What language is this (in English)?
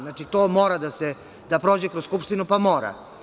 Serbian